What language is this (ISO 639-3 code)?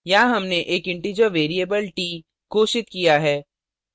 hin